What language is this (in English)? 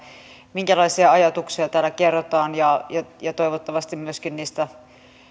Finnish